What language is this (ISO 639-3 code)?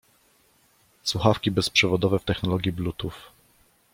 pol